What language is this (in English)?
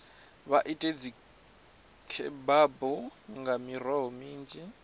Venda